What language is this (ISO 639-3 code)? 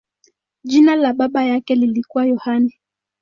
swa